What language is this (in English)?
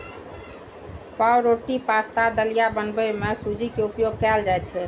Maithili